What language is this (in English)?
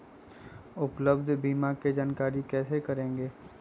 Magahi